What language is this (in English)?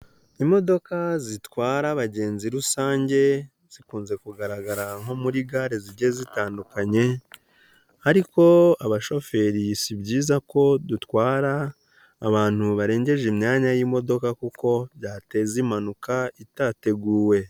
Kinyarwanda